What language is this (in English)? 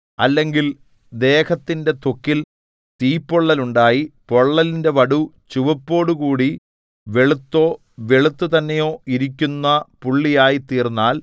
Malayalam